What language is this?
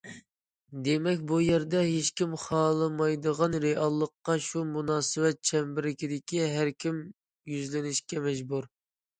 Uyghur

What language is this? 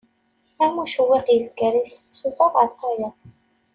Kabyle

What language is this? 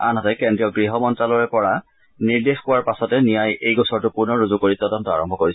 Assamese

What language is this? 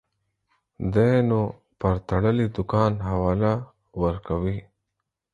Pashto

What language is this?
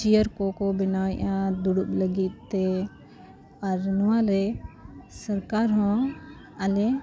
Santali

